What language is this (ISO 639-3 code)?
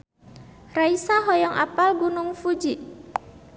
sun